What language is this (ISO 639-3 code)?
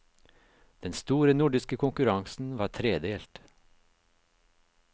nor